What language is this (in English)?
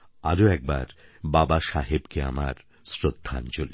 Bangla